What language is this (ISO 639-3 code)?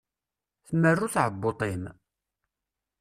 kab